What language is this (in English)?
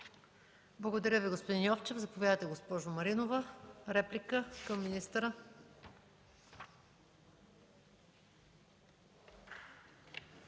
Bulgarian